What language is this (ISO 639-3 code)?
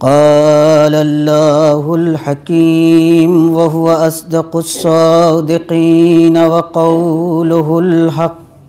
hin